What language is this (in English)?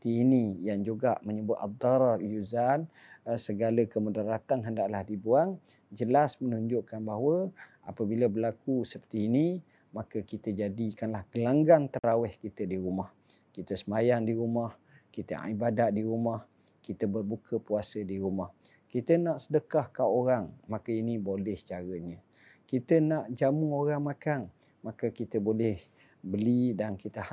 Malay